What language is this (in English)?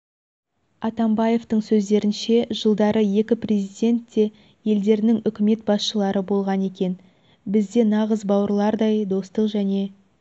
Kazakh